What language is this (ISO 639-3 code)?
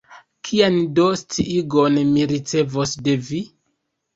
epo